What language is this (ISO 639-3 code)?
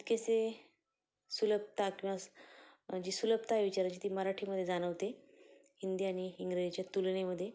mar